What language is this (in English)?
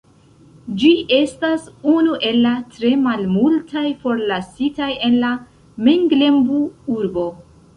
Esperanto